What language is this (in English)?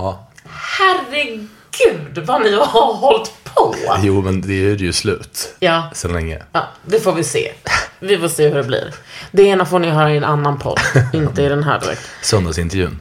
Swedish